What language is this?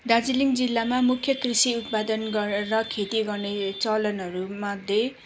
Nepali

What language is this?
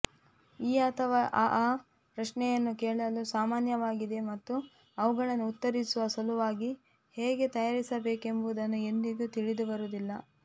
Kannada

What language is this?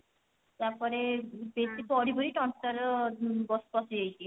Odia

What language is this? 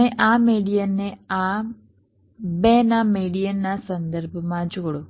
Gujarati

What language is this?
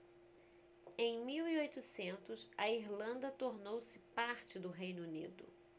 Portuguese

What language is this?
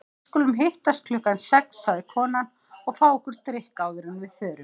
Icelandic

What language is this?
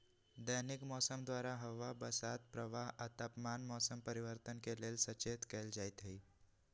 Magahi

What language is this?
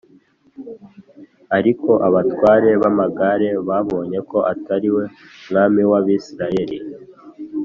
Kinyarwanda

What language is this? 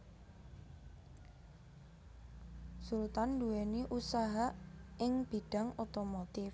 Javanese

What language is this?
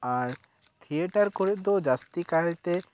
Santali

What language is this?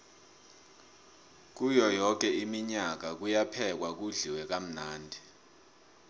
South Ndebele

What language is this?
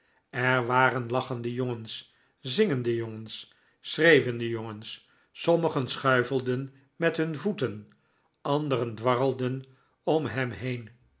Dutch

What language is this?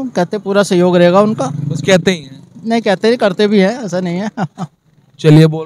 Hindi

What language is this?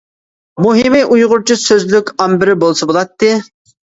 Uyghur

